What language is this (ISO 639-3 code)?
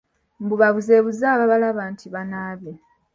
lug